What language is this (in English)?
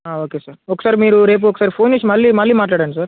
Telugu